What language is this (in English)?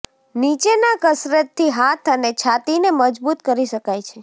Gujarati